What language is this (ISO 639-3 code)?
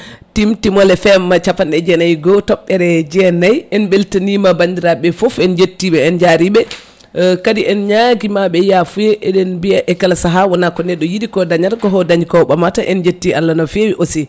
ful